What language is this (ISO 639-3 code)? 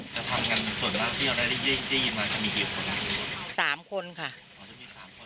tha